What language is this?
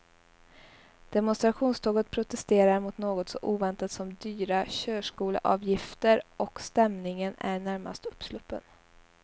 Swedish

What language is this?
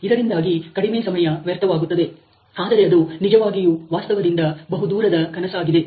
Kannada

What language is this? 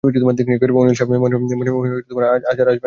Bangla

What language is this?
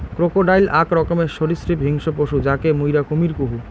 Bangla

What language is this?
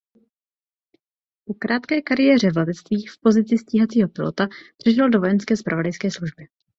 Czech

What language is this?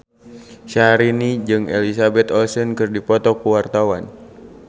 Sundanese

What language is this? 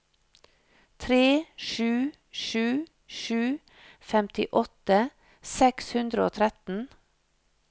Norwegian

